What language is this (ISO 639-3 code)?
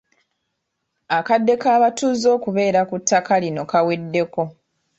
lug